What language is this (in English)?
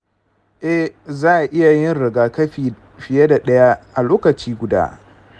Hausa